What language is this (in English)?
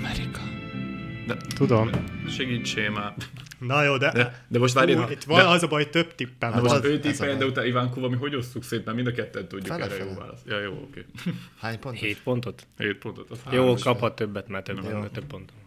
Hungarian